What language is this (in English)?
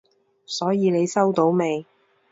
Cantonese